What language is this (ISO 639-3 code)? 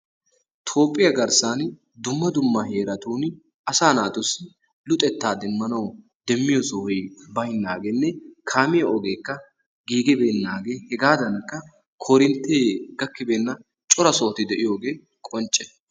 wal